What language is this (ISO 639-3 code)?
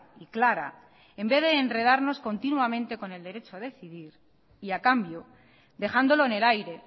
spa